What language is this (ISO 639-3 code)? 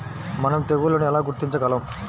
tel